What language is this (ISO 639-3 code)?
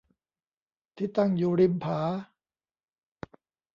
tha